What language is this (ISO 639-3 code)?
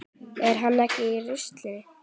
isl